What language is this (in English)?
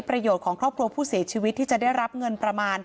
Thai